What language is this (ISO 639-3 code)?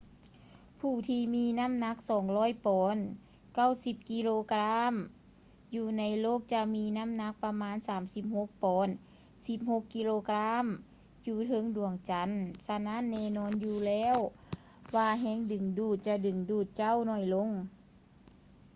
lao